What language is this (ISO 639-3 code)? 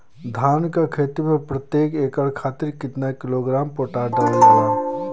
bho